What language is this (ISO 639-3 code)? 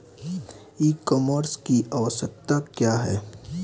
bho